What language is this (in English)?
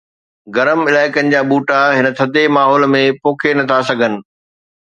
Sindhi